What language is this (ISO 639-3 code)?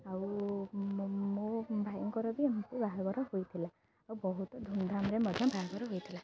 ori